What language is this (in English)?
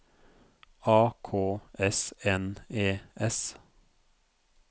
Norwegian